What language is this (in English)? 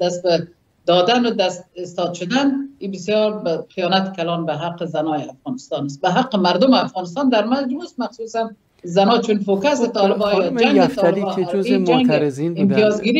Persian